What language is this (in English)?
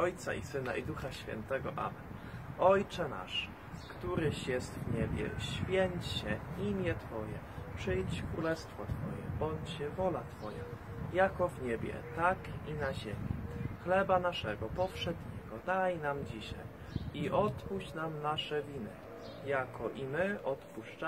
Polish